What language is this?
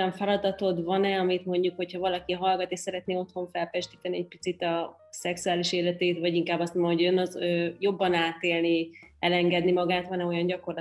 Hungarian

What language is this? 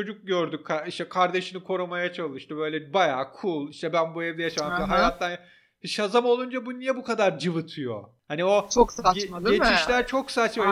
Turkish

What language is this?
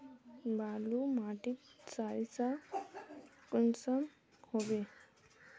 Magahi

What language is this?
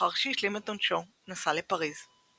Hebrew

